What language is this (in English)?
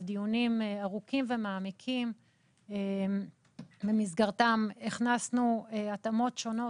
Hebrew